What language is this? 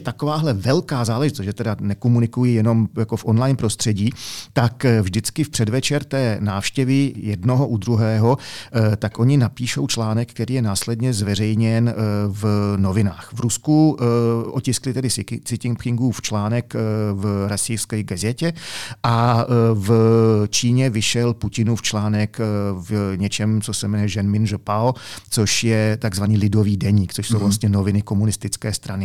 Czech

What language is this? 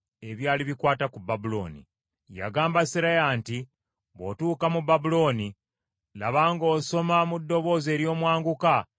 Ganda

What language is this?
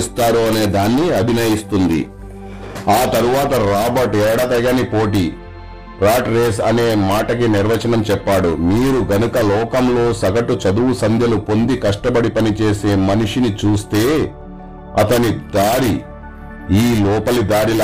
Telugu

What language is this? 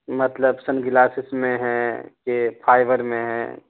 Urdu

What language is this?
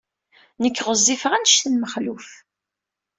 Kabyle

